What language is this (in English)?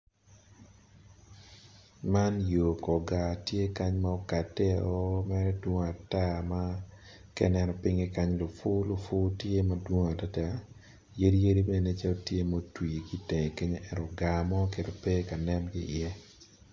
Acoli